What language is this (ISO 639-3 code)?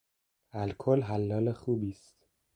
fas